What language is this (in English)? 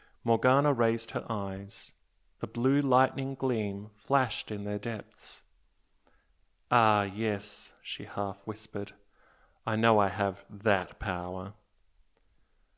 English